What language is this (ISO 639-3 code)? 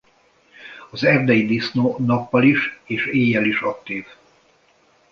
hun